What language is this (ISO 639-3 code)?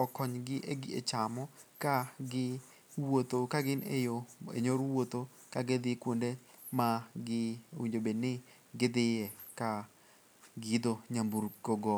luo